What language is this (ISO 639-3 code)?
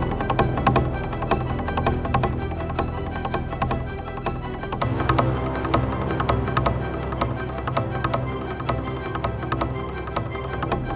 ind